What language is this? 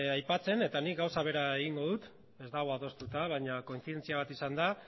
Basque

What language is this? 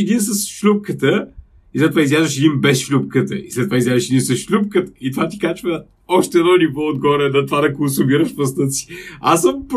Bulgarian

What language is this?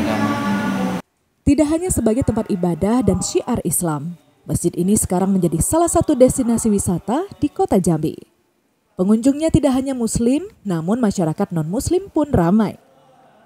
Indonesian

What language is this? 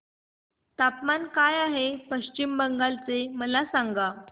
Marathi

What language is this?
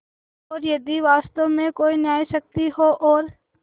Hindi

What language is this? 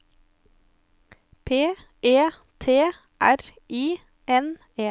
Norwegian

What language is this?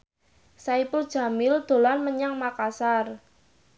Javanese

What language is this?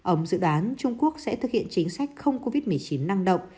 Vietnamese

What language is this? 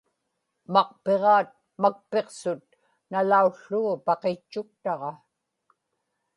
Inupiaq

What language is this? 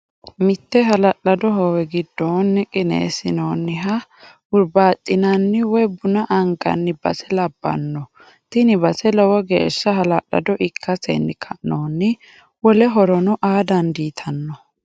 Sidamo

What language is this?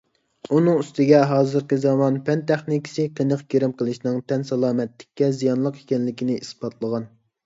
Uyghur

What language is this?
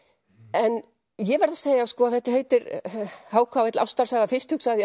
Icelandic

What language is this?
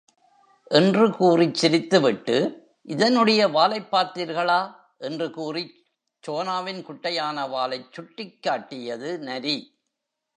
Tamil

